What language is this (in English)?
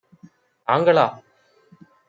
Tamil